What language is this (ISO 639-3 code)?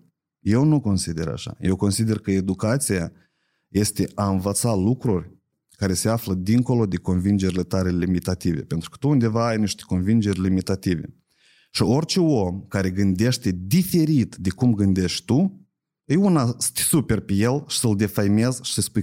ron